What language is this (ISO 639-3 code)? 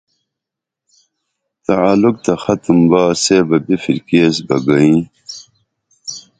dml